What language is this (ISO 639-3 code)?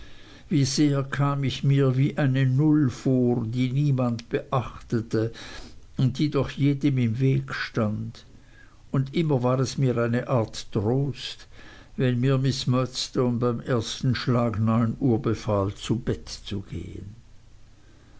deu